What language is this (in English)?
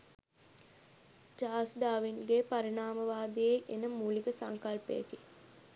Sinhala